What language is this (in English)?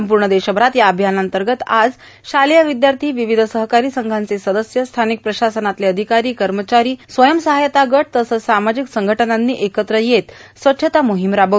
Marathi